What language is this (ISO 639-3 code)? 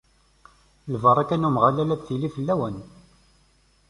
kab